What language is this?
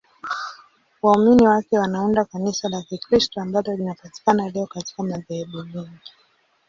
Swahili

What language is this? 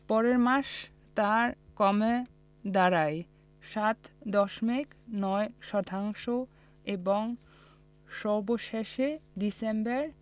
Bangla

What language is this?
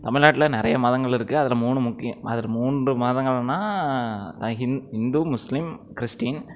Tamil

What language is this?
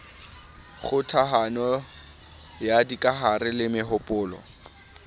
Southern Sotho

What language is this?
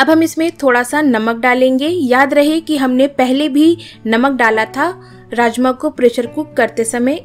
Hindi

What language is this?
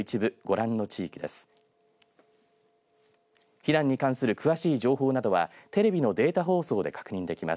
Japanese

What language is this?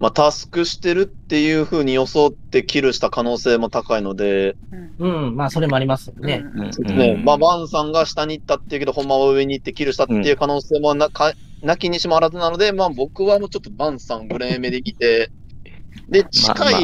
Japanese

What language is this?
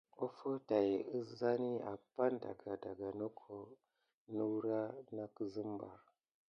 Gidar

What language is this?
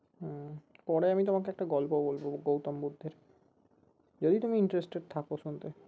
Bangla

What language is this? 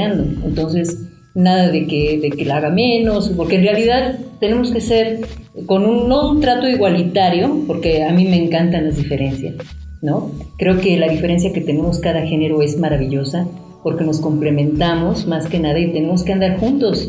Spanish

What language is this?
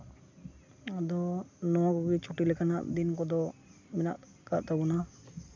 Santali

